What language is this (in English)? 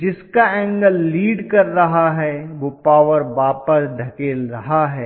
Hindi